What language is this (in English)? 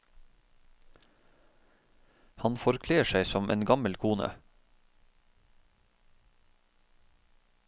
Norwegian